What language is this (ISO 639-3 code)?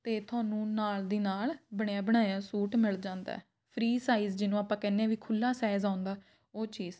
pan